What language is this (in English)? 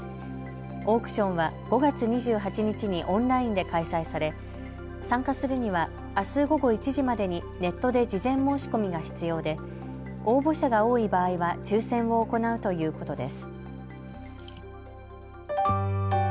Japanese